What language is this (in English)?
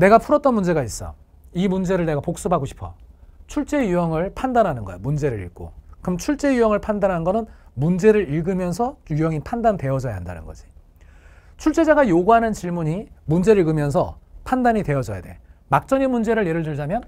Korean